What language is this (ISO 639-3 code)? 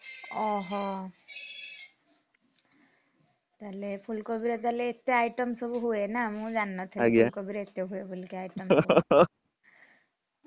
ori